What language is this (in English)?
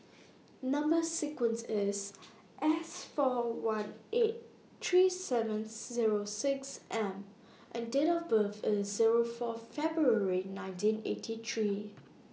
English